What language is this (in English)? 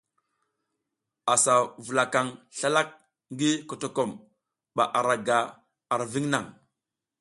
South Giziga